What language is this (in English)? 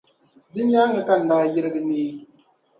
Dagbani